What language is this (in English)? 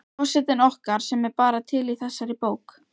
Icelandic